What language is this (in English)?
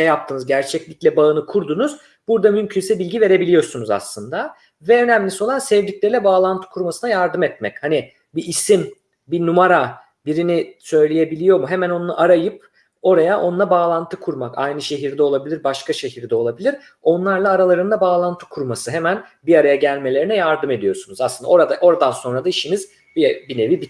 Turkish